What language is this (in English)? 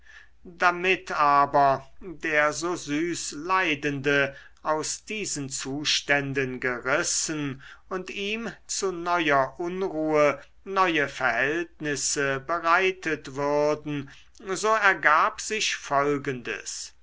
German